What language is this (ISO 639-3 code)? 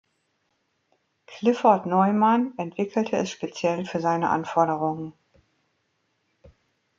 deu